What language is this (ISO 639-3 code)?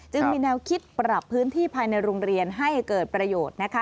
tha